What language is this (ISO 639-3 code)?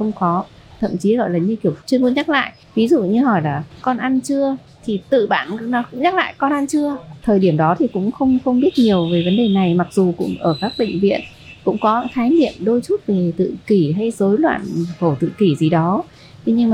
vie